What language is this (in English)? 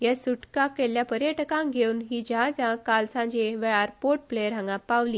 Konkani